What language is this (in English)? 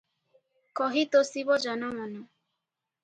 Odia